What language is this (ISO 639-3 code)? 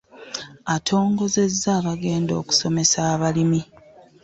lug